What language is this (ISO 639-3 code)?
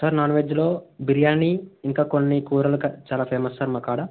tel